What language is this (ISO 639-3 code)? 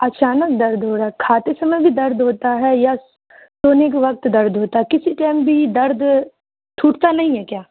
urd